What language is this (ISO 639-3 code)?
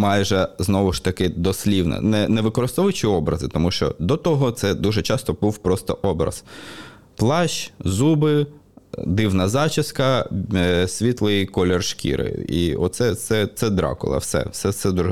ukr